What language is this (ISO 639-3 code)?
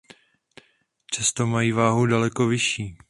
ces